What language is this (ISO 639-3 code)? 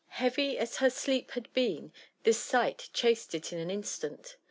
eng